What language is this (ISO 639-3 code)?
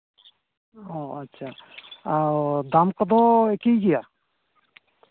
sat